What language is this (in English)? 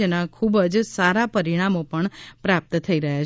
Gujarati